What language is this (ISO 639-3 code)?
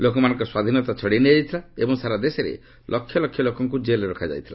ori